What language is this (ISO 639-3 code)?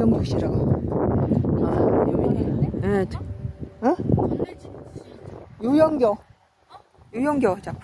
kor